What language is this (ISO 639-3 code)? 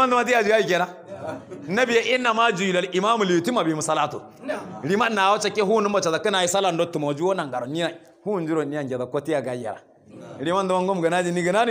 ara